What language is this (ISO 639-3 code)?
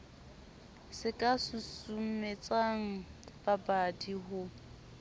sot